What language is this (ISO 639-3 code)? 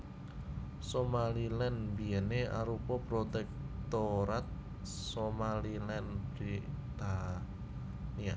jav